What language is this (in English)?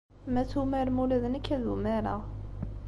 Kabyle